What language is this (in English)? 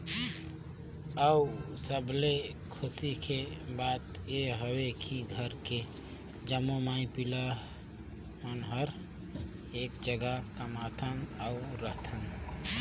Chhattisgarhi